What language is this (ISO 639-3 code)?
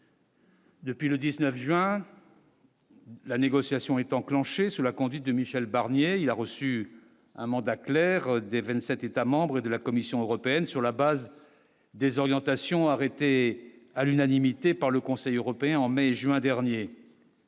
fra